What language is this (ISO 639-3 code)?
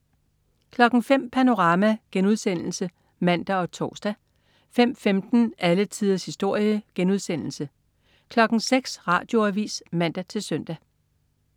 dan